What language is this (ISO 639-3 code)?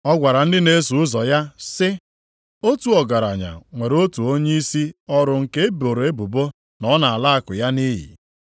ibo